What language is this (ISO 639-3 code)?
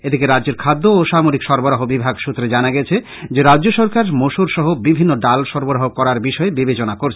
ben